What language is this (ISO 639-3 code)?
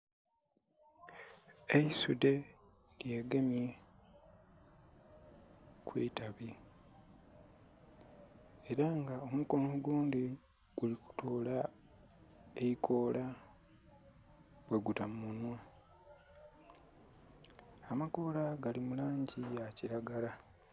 xog